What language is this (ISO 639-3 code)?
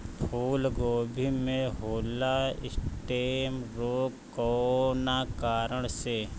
bho